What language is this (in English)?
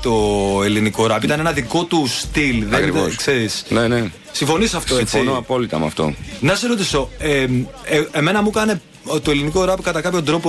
Greek